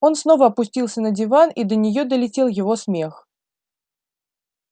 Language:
Russian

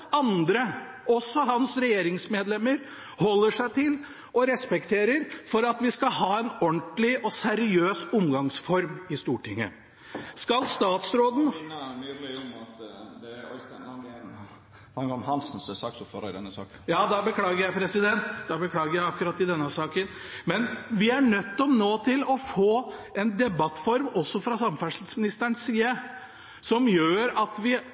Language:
Norwegian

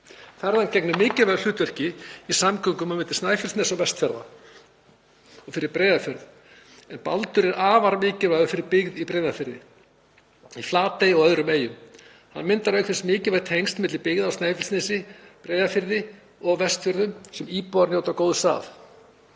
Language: Icelandic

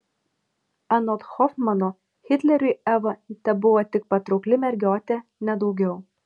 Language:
Lithuanian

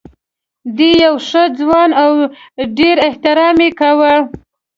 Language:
Pashto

